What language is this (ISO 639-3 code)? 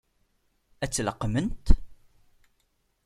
kab